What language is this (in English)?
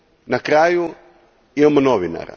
Croatian